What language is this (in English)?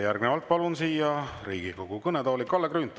Estonian